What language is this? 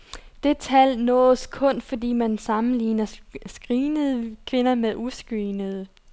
Danish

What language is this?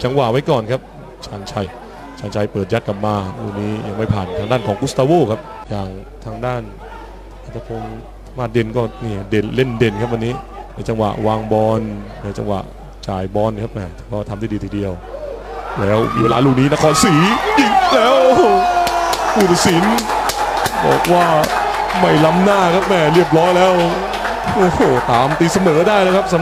Thai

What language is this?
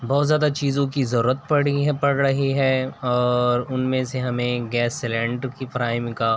Urdu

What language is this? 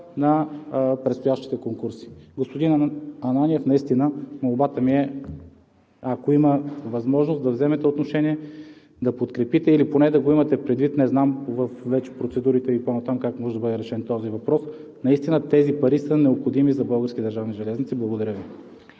Bulgarian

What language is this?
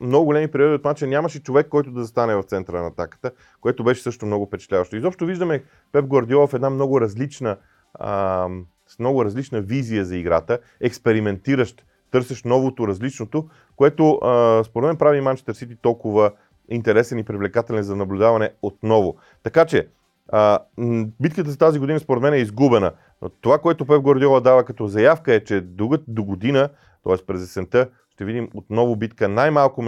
Bulgarian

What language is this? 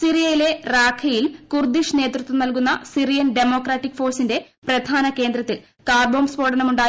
Malayalam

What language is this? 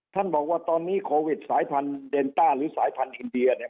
Thai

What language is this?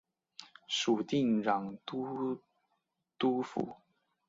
Chinese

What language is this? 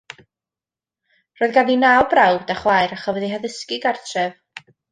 Welsh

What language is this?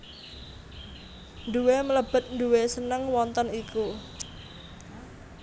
Javanese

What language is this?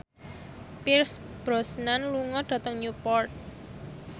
Javanese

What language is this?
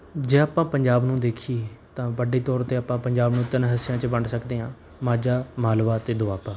Punjabi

